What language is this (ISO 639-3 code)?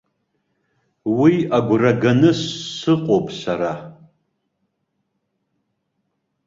abk